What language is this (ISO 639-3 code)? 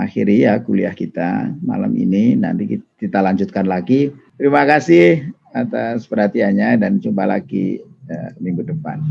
ind